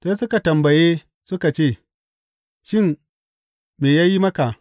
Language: Hausa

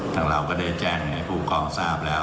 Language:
Thai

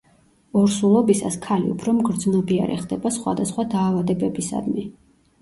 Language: Georgian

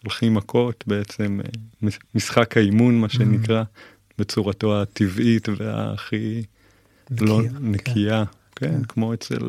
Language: Hebrew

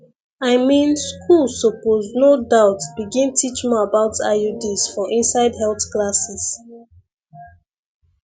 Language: Nigerian Pidgin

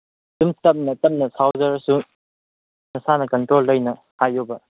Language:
Manipuri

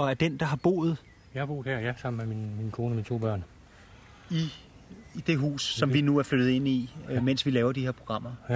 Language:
Danish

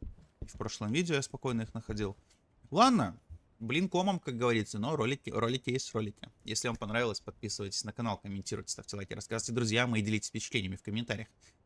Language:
Russian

